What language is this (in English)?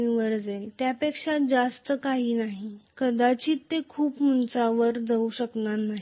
Marathi